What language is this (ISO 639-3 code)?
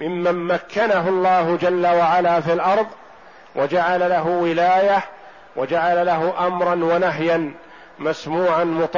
ara